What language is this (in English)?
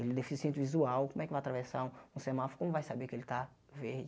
Portuguese